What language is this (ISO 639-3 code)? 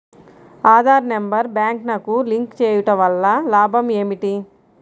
tel